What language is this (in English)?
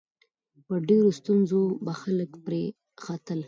Pashto